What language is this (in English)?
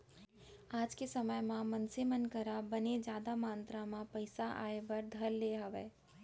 Chhattisgarhi